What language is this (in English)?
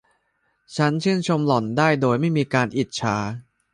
Thai